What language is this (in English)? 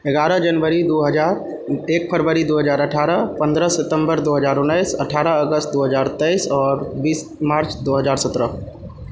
Maithili